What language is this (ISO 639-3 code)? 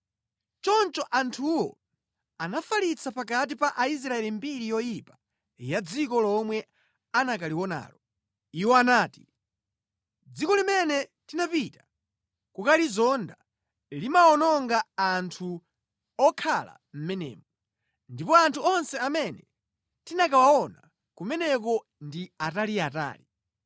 nya